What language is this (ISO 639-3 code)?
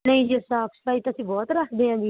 pan